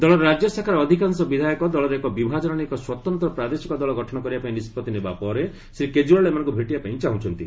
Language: Odia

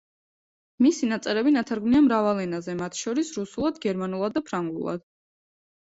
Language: Georgian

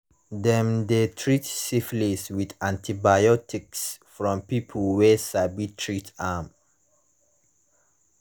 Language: Nigerian Pidgin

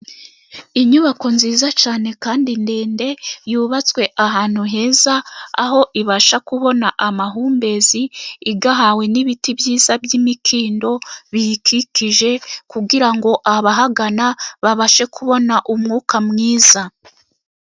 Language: Kinyarwanda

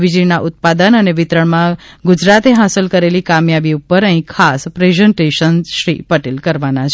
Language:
Gujarati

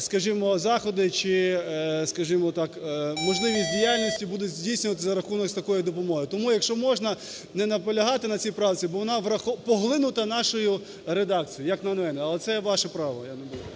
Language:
Ukrainian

